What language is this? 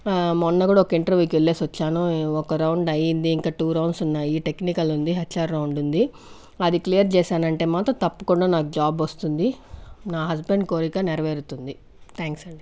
Telugu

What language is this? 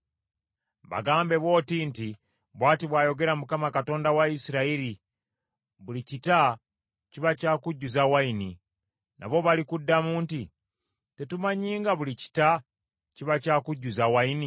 Ganda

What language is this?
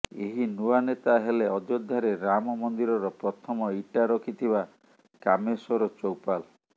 Odia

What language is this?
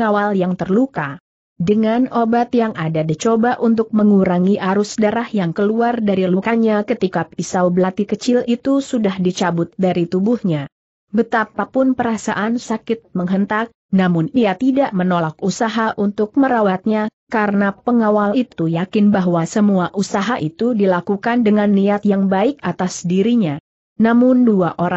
Indonesian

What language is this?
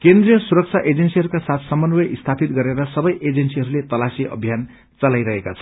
Nepali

